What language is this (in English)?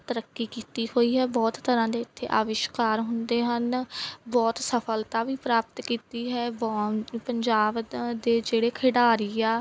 Punjabi